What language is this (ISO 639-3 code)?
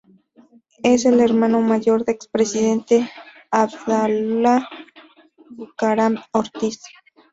spa